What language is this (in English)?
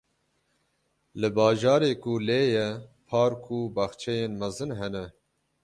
Kurdish